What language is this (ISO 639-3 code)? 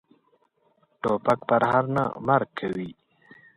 pus